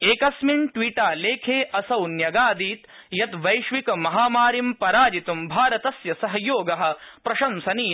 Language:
Sanskrit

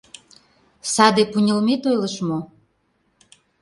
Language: Mari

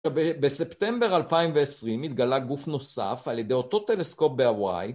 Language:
Hebrew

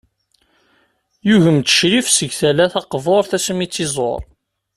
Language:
Kabyle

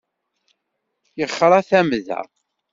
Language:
Kabyle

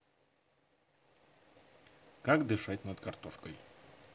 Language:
Russian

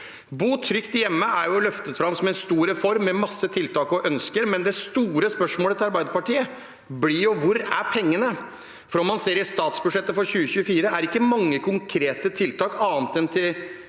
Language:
Norwegian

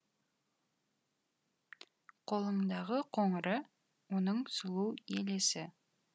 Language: Kazakh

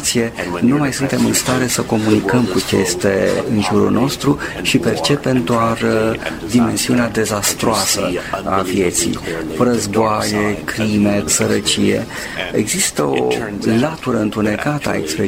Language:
Romanian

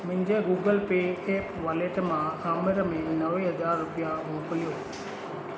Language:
Sindhi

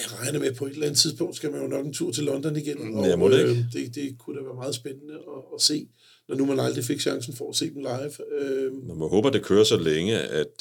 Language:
Danish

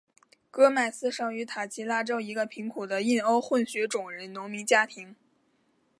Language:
Chinese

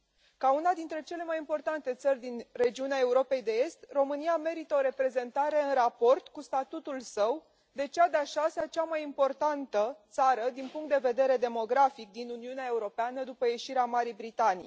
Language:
Romanian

